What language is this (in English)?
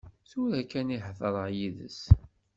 Kabyle